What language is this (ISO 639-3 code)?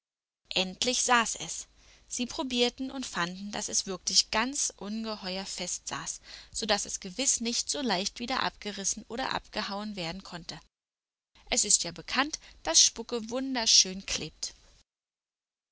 deu